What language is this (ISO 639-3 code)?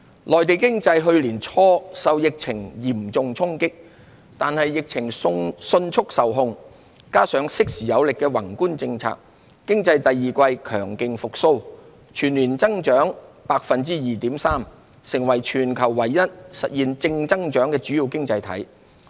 yue